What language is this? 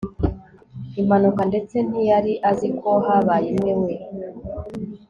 Kinyarwanda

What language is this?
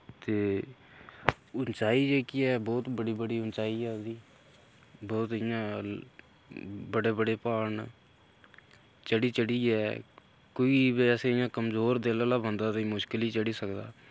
Dogri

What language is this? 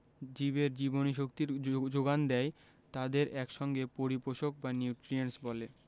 Bangla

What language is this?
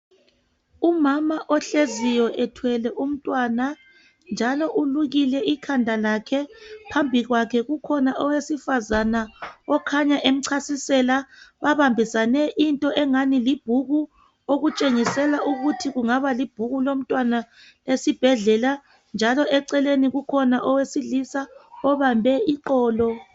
North Ndebele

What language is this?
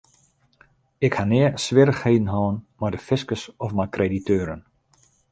Western Frisian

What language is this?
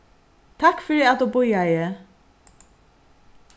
Faroese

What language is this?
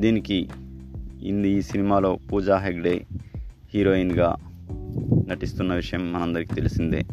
Telugu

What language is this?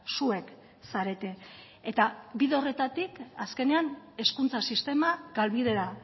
Basque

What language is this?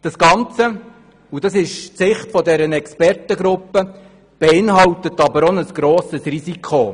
Swiss German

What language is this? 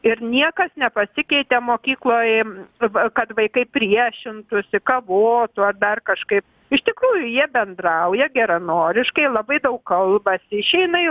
Lithuanian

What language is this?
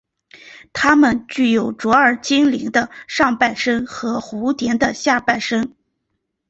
Chinese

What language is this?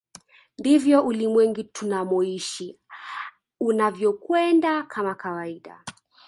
Swahili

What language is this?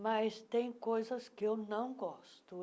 Portuguese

